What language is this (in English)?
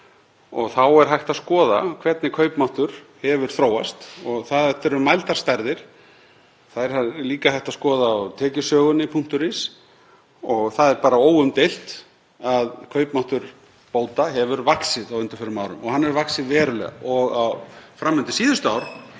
Icelandic